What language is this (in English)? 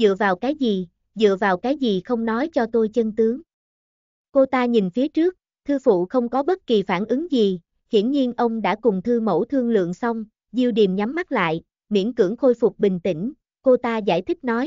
Vietnamese